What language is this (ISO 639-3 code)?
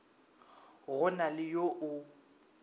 nso